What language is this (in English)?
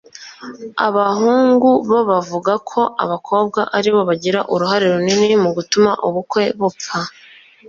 Kinyarwanda